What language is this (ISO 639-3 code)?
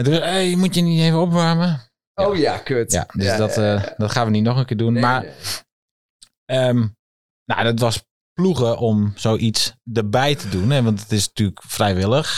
nld